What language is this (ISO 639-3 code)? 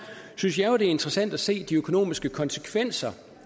dan